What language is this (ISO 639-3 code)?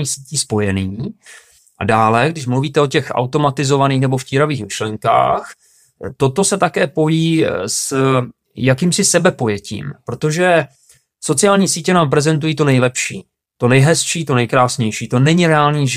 ces